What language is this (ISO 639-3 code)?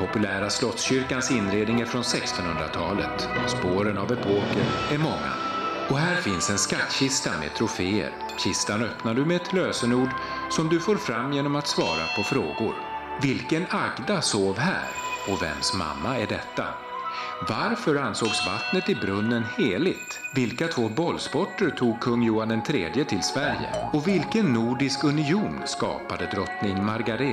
swe